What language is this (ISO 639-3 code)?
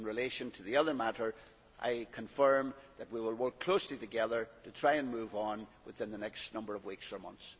eng